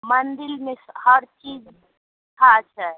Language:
Maithili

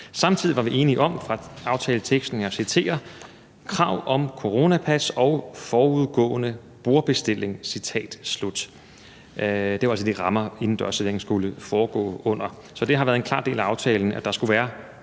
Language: Danish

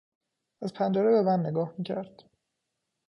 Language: Persian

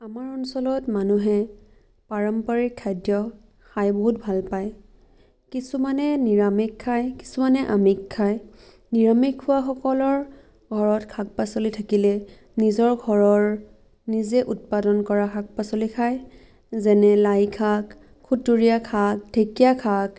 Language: Assamese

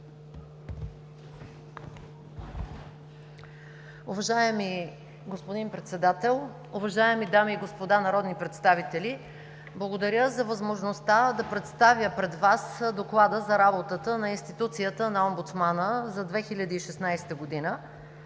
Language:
Bulgarian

